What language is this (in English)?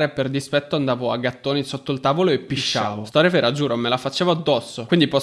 Italian